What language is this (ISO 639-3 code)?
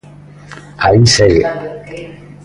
glg